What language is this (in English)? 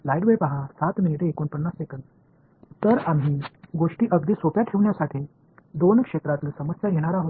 Marathi